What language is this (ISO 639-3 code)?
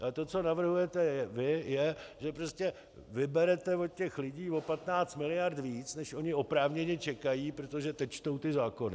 ces